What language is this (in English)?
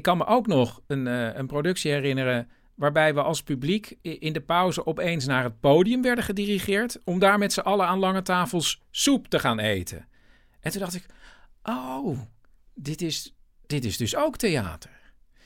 Dutch